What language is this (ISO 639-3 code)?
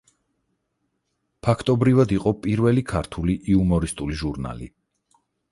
kat